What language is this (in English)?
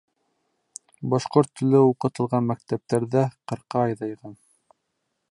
Bashkir